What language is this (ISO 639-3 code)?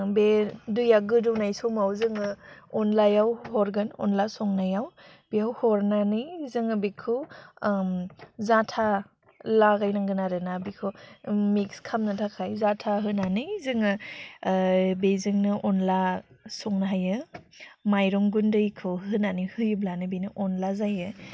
brx